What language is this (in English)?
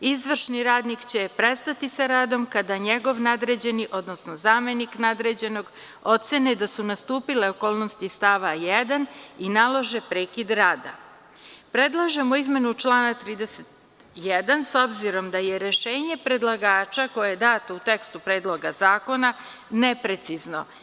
Serbian